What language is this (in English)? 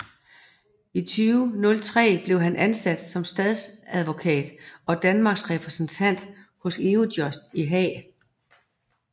Danish